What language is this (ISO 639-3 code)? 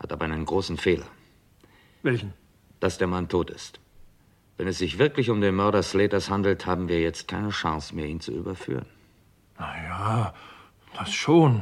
deu